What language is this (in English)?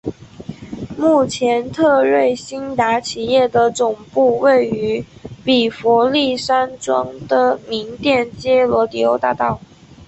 Chinese